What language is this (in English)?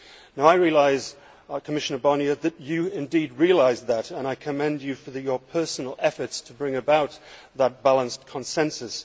English